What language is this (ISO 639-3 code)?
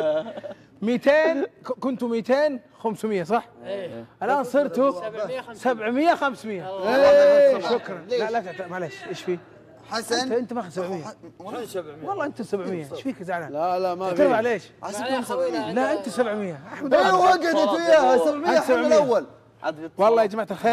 ara